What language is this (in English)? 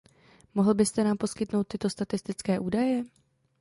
Czech